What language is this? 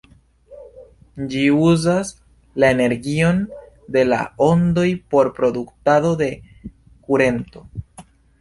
Esperanto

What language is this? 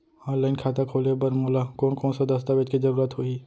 Chhattisgarhi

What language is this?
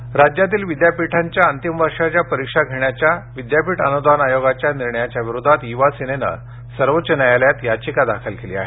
Marathi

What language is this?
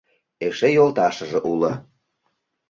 Mari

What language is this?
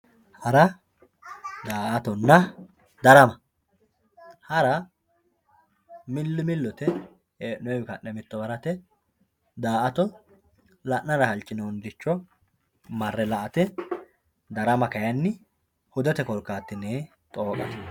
Sidamo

